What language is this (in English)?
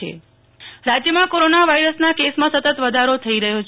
Gujarati